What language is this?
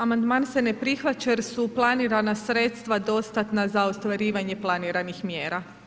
Croatian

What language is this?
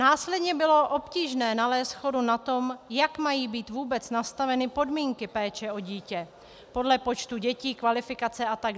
Czech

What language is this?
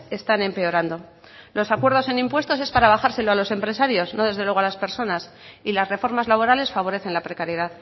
Spanish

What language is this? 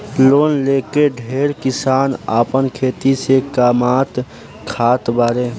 Bhojpuri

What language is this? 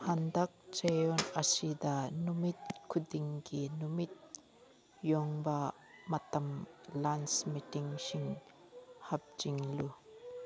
Manipuri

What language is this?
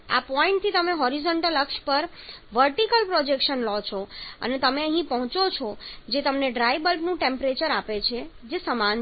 Gujarati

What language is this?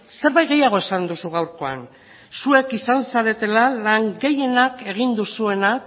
Basque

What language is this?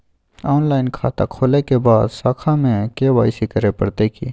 Maithili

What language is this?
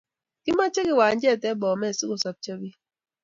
Kalenjin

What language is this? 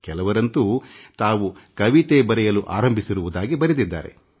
Kannada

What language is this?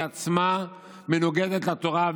Hebrew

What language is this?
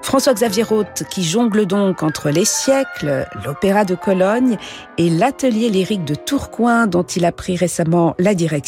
French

